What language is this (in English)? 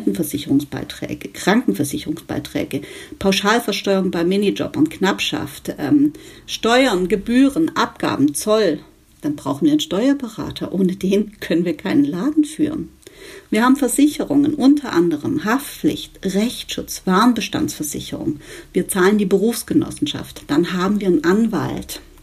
German